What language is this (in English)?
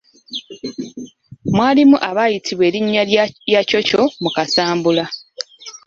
Ganda